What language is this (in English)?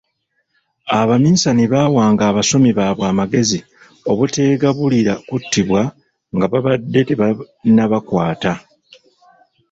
Ganda